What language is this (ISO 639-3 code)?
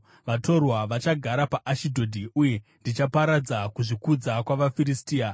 sna